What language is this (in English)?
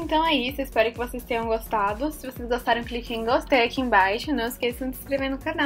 Portuguese